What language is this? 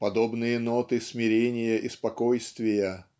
Russian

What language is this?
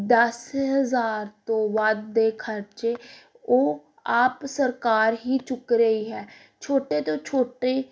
Punjabi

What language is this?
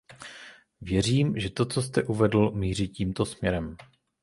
Czech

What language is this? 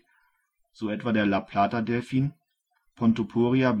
German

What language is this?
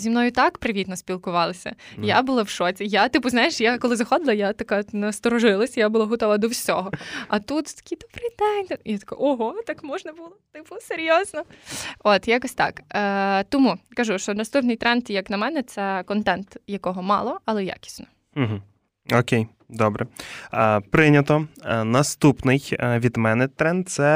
Ukrainian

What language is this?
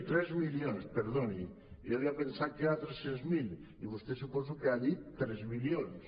Catalan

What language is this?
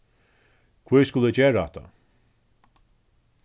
Faroese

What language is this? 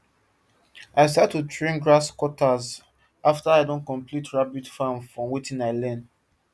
Nigerian Pidgin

